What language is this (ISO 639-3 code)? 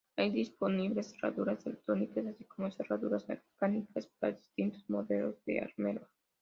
spa